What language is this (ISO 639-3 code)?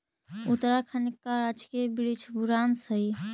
mag